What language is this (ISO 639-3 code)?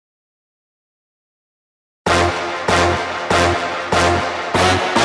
ind